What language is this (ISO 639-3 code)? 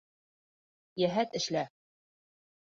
bak